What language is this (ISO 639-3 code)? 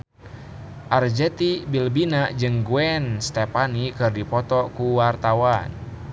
sun